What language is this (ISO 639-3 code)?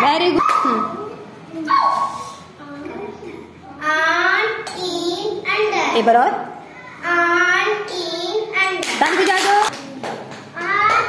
hin